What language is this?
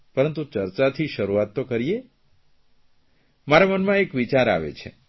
Gujarati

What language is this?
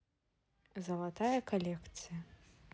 Russian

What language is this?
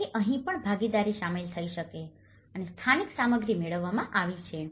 Gujarati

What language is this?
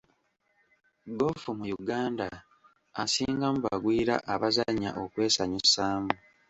Ganda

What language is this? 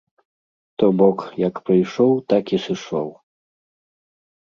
Belarusian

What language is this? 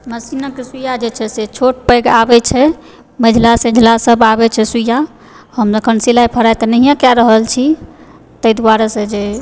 Maithili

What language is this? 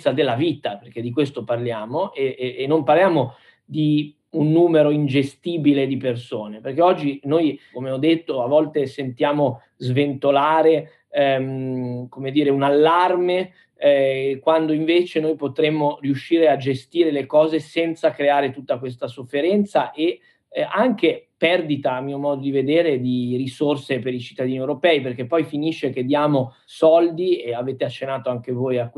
Italian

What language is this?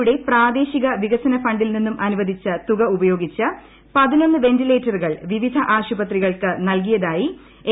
Malayalam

